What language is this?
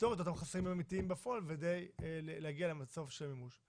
Hebrew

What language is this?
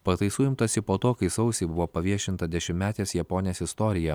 Lithuanian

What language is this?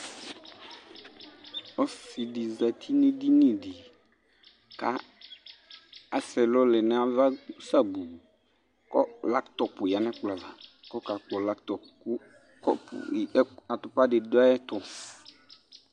Ikposo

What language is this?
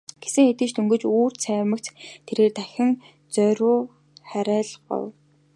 Mongolian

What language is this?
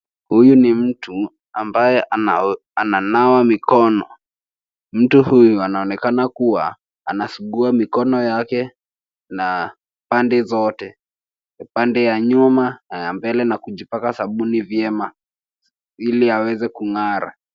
Swahili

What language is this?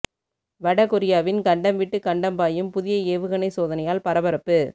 Tamil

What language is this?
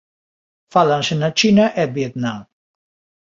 Galician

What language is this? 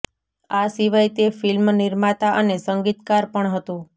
Gujarati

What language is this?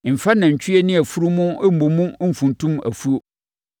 Akan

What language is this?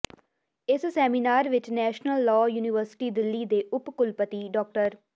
Punjabi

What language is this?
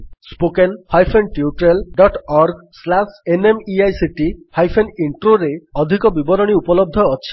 Odia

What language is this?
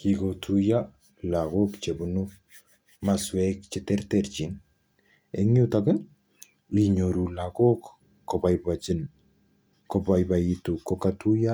Kalenjin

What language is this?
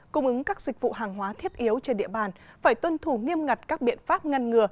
Vietnamese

